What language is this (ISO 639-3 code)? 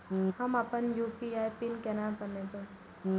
mai